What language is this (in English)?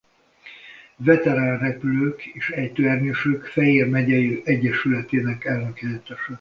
Hungarian